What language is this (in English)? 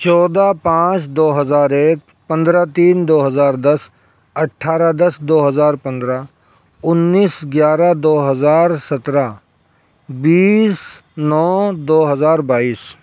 Urdu